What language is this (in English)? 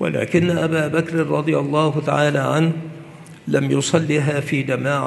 Arabic